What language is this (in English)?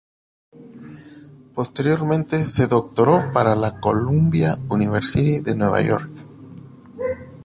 Spanish